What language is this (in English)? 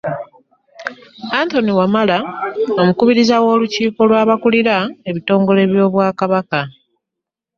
Ganda